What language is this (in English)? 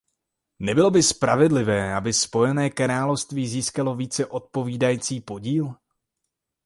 Czech